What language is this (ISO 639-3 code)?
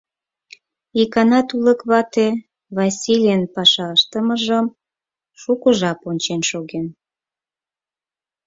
chm